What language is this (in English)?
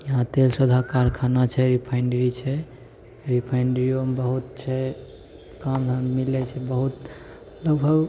Maithili